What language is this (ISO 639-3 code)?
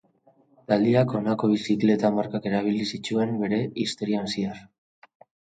eus